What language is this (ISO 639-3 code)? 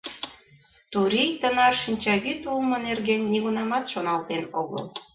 chm